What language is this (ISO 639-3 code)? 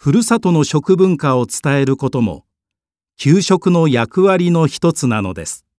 jpn